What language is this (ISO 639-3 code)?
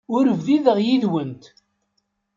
kab